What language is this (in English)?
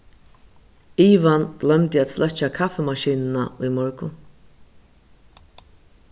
Faroese